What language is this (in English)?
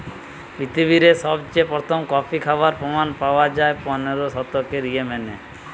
Bangla